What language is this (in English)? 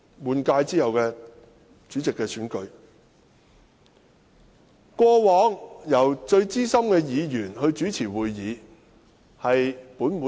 Cantonese